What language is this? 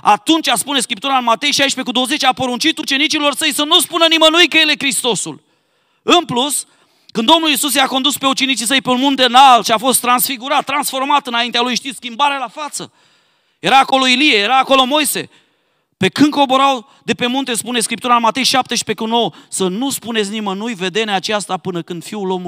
Romanian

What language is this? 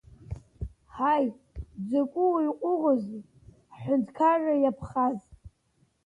Abkhazian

